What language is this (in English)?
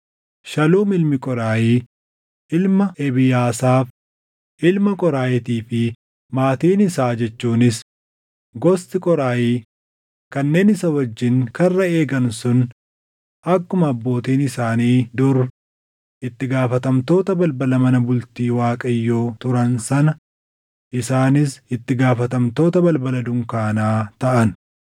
Oromo